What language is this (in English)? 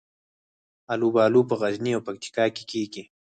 Pashto